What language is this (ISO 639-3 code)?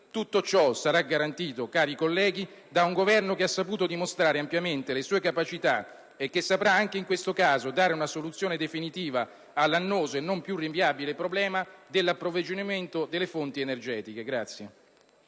ita